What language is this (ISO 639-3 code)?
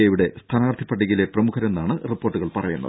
mal